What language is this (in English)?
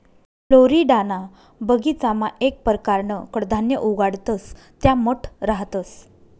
Marathi